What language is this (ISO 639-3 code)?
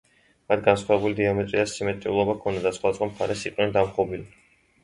kat